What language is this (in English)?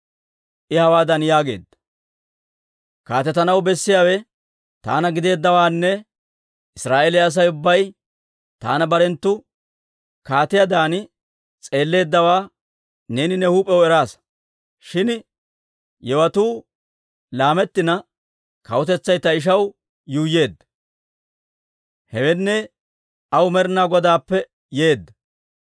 Dawro